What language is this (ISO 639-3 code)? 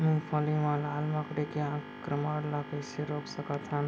hne